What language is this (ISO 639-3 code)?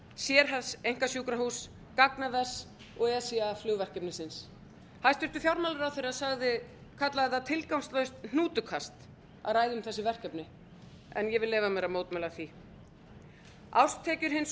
isl